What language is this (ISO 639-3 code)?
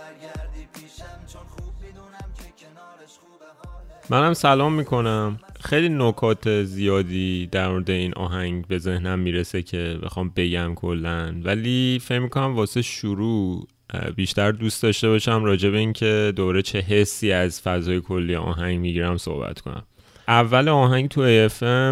fas